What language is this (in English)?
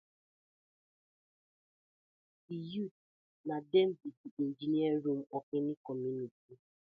Nigerian Pidgin